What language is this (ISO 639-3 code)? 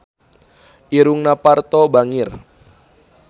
sun